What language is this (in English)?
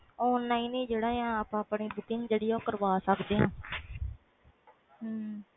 Punjabi